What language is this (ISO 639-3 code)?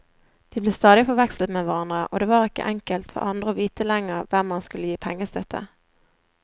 nor